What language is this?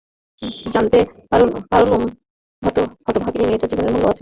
Bangla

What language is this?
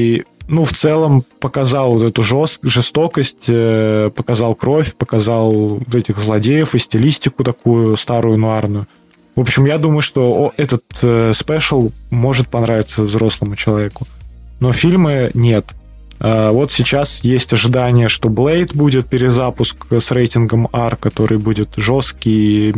Russian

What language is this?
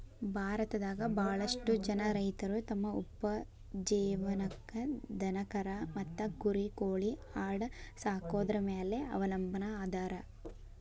Kannada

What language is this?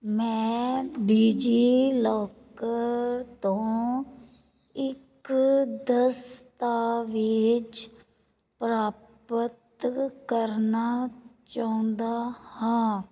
Punjabi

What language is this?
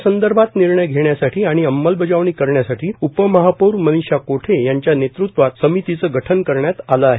Marathi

